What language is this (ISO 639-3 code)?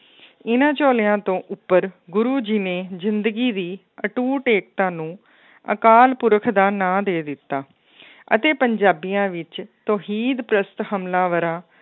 pan